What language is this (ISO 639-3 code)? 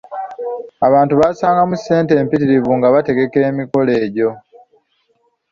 lug